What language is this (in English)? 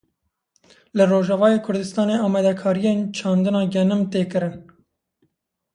Kurdish